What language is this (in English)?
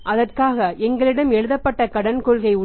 Tamil